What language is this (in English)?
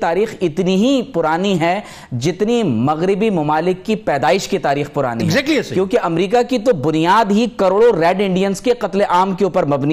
Urdu